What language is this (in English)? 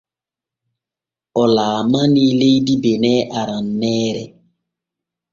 Borgu Fulfulde